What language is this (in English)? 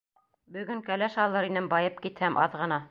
Bashkir